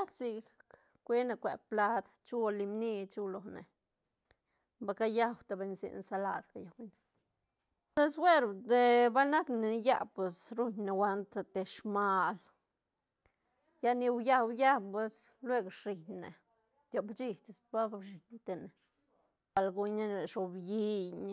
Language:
Santa Catarina Albarradas Zapotec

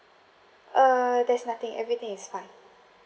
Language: English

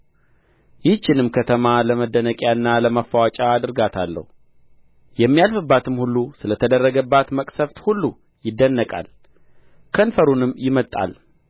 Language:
Amharic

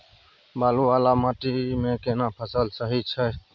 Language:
Maithili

